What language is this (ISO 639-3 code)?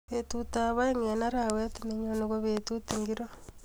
kln